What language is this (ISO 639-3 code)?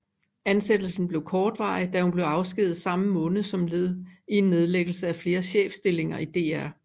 dan